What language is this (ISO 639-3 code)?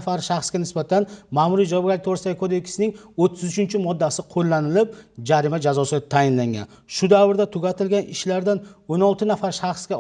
tur